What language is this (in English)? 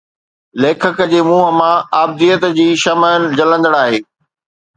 Sindhi